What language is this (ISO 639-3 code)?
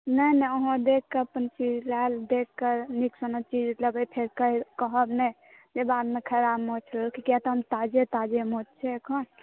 mai